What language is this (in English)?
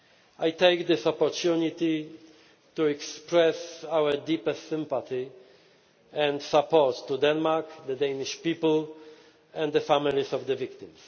English